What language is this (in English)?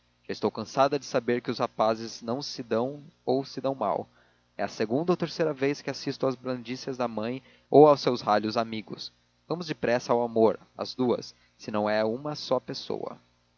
Portuguese